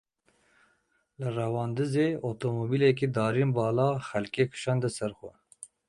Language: Kurdish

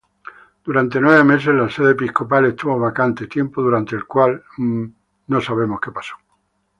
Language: Spanish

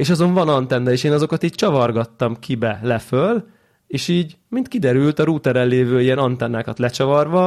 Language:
Hungarian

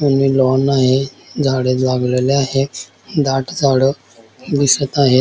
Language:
Marathi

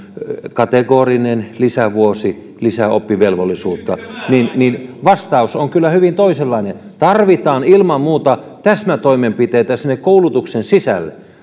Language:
Finnish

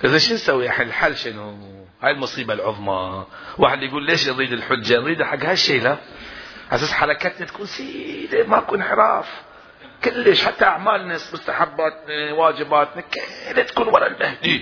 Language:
Arabic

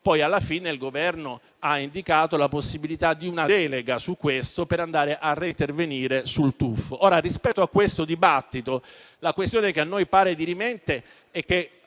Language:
Italian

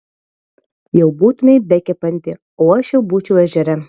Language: Lithuanian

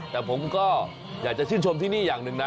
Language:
Thai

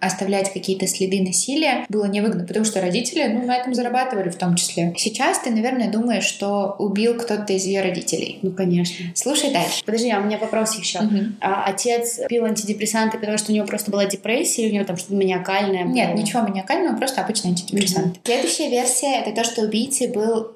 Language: Russian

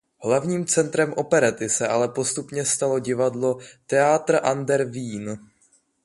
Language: Czech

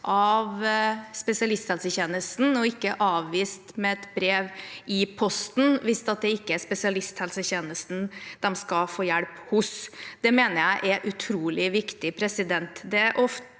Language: Norwegian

